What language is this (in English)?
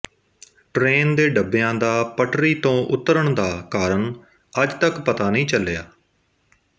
Punjabi